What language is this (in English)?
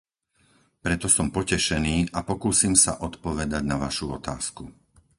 Slovak